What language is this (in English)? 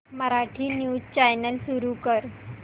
Marathi